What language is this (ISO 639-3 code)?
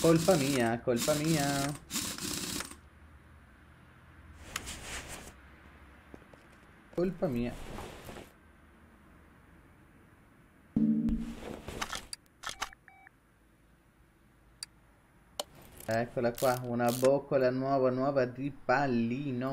ita